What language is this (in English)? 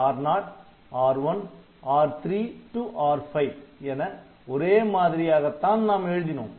Tamil